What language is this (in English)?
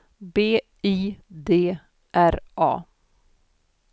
Swedish